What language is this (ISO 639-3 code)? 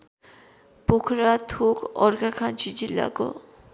nep